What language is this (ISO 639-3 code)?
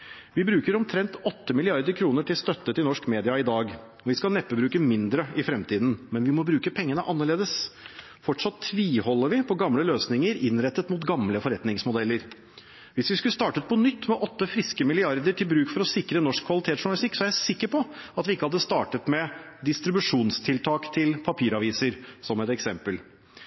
nob